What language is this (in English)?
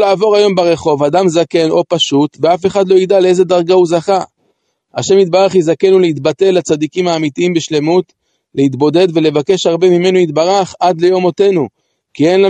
Hebrew